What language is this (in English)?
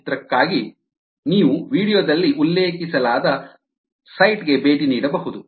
Kannada